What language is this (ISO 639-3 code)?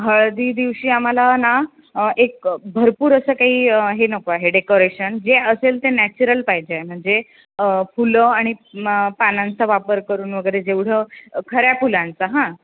mar